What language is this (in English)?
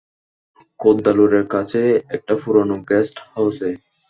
Bangla